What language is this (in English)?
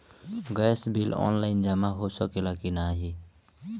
Bhojpuri